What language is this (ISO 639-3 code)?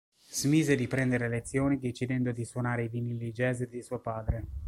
ita